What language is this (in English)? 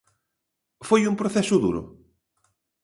Galician